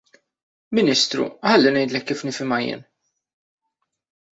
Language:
Maltese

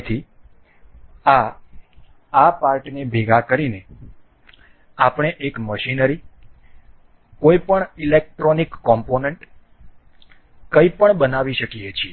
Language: Gujarati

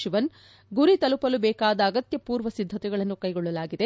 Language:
Kannada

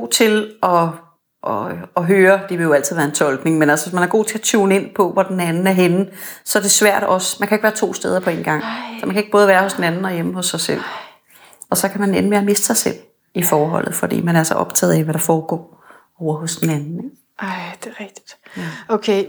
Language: Danish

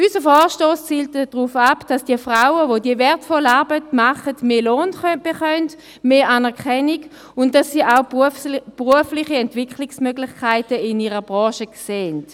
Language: Swiss German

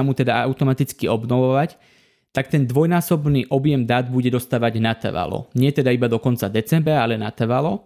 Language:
Slovak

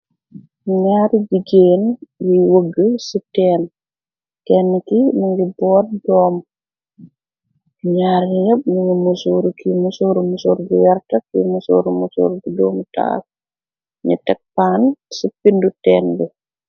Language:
Wolof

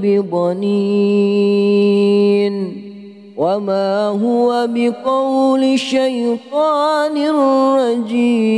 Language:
Arabic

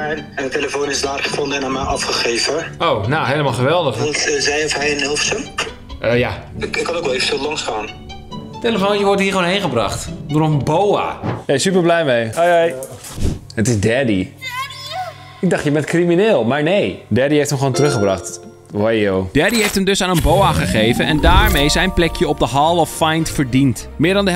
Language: Dutch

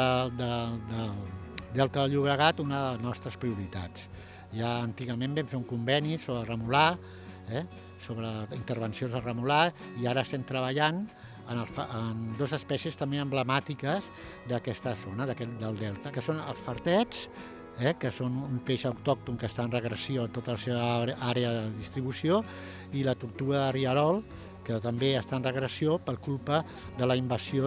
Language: Catalan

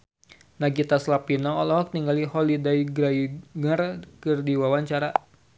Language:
Sundanese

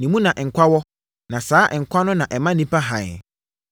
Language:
Akan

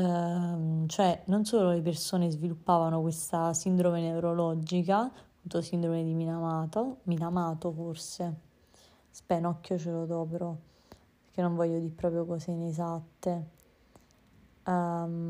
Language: Italian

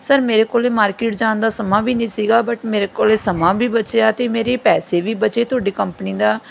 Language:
Punjabi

